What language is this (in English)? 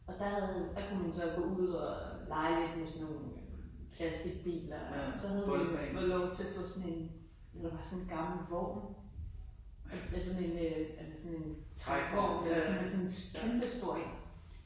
Danish